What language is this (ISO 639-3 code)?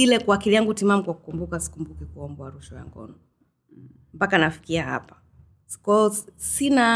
swa